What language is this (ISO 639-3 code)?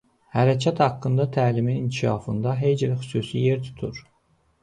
aze